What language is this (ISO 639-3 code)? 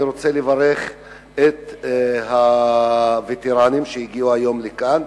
heb